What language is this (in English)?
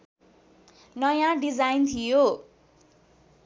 Nepali